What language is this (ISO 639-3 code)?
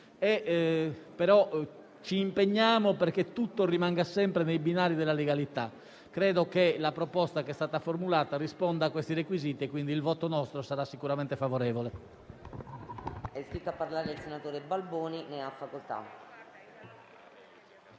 ita